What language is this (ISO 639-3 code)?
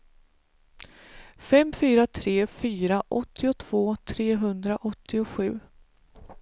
swe